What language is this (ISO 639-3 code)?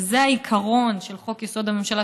heb